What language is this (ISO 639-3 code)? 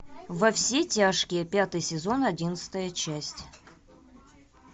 rus